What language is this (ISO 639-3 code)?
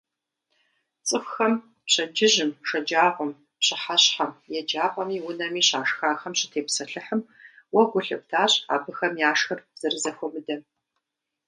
kbd